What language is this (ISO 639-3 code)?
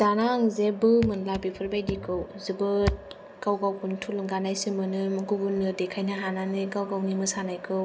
brx